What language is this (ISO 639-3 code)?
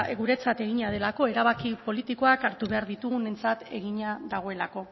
eus